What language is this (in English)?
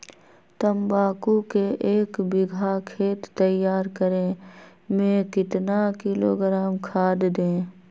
Magahi